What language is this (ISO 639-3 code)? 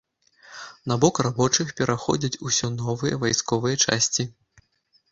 bel